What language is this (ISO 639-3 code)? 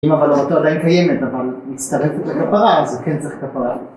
heb